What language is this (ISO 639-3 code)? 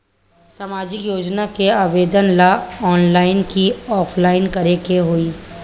bho